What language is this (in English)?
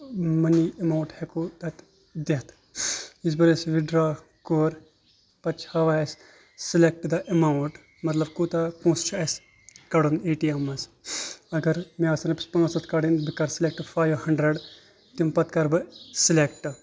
Kashmiri